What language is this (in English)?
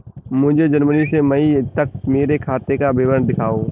Hindi